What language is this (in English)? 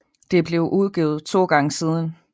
Danish